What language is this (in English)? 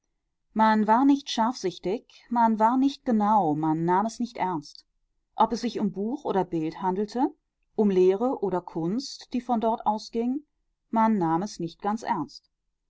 German